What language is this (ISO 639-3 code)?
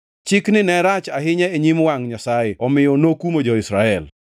luo